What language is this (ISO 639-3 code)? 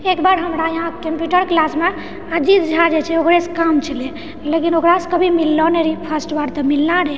mai